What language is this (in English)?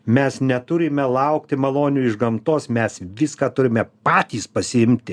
Lithuanian